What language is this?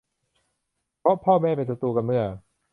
Thai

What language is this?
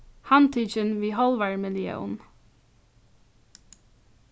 Faroese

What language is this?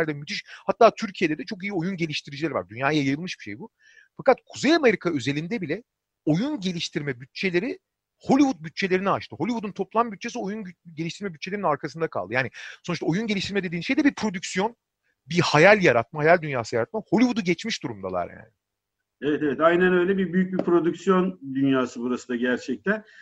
Turkish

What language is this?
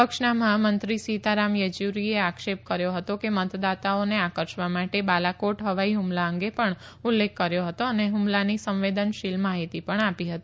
Gujarati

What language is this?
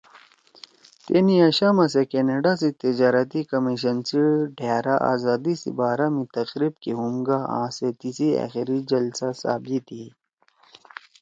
Torwali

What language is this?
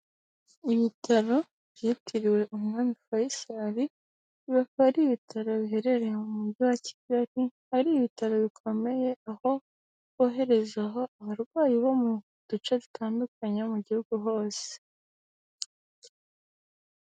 Kinyarwanda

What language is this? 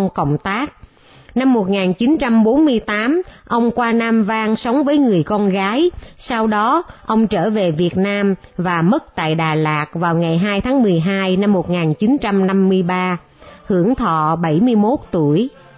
Vietnamese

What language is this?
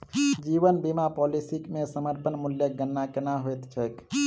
Maithili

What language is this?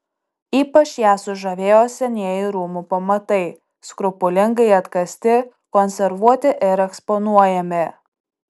Lithuanian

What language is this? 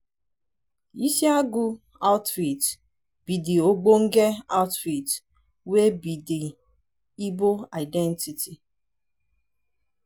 Nigerian Pidgin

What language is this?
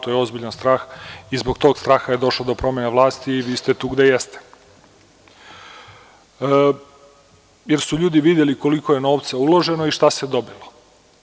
Serbian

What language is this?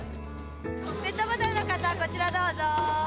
Japanese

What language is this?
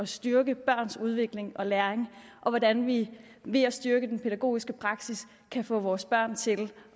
Danish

